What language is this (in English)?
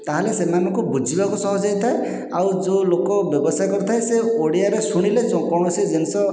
Odia